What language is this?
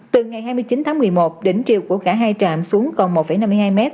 Vietnamese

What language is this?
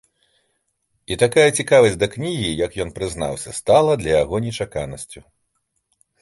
Belarusian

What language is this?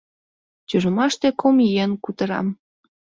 Mari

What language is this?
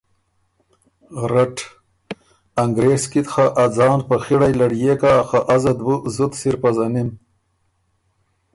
Ormuri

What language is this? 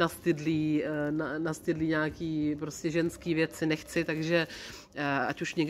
Czech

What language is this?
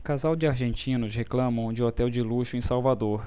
Portuguese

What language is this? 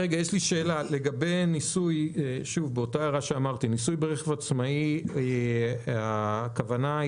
Hebrew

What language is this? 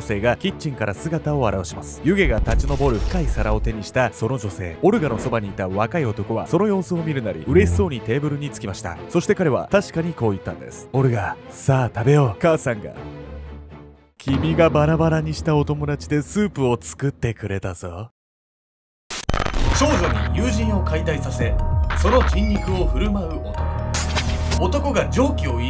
Japanese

